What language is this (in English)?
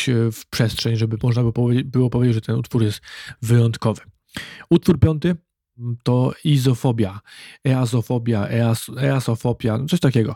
Polish